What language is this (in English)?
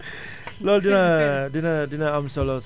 Wolof